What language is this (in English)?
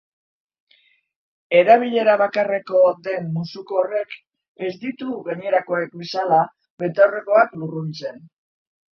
Basque